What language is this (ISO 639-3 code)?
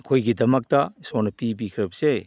mni